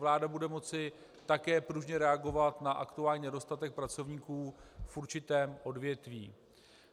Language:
Czech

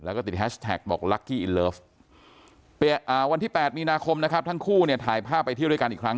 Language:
Thai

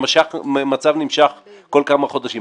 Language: Hebrew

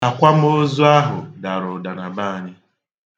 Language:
Igbo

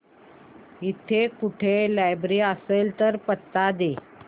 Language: Marathi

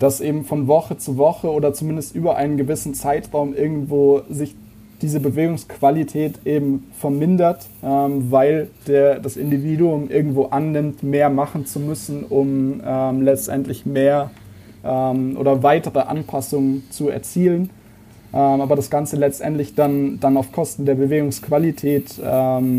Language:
German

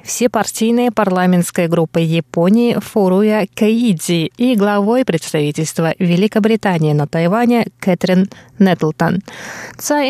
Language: Russian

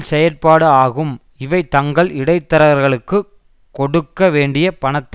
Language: Tamil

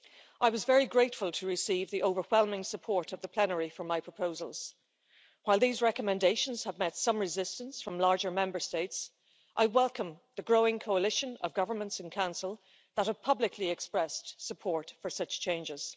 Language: English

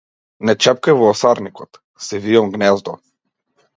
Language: Macedonian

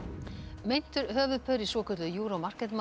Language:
Icelandic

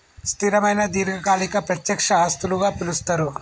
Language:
Telugu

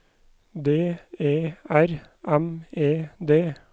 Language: Norwegian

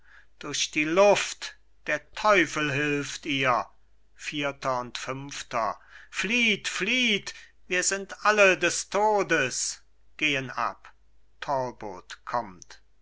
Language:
German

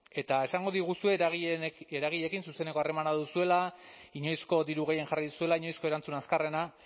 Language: Basque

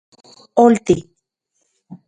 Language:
Central Puebla Nahuatl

